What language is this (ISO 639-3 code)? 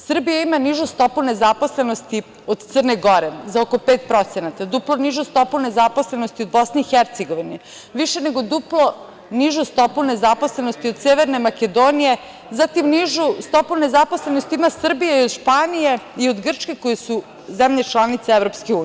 srp